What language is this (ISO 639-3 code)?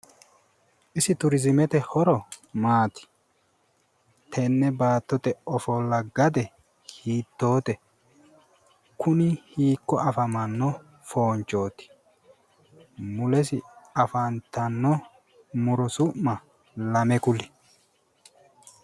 sid